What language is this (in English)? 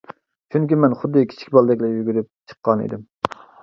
Uyghur